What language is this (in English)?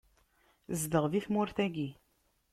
Kabyle